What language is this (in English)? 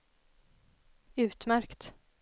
Swedish